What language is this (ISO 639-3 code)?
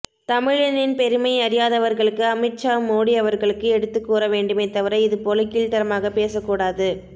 tam